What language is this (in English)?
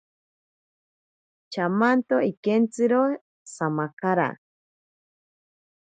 Ashéninka Perené